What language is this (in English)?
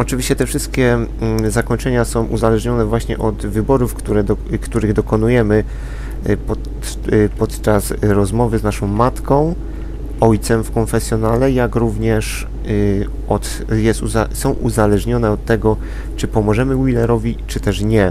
Polish